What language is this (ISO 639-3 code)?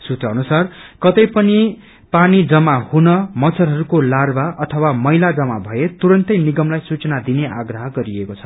nep